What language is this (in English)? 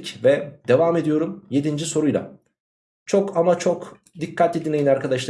Turkish